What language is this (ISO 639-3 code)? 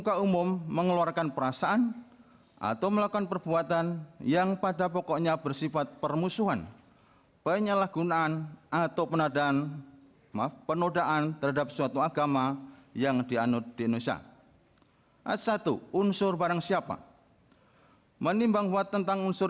ind